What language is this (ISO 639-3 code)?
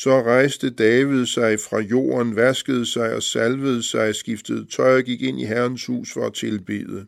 dan